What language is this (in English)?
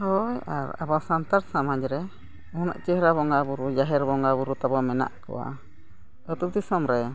Santali